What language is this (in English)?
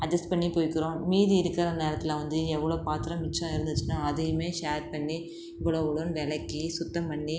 Tamil